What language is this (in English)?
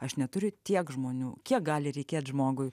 Lithuanian